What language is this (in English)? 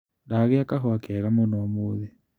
Kikuyu